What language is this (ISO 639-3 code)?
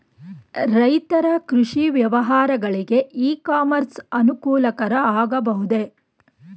kan